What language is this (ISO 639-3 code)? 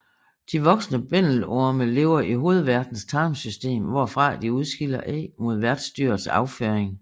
dan